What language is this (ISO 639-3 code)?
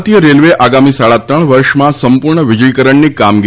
guj